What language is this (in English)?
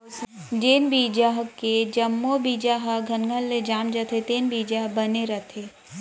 Chhattisgarhi